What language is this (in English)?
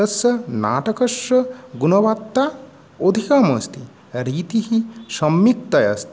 Sanskrit